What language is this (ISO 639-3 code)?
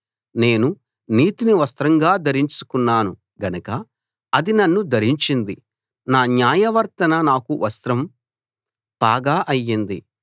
tel